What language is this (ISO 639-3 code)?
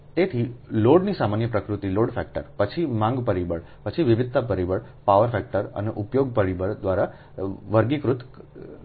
guj